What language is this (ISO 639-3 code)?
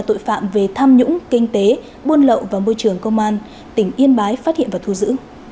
vie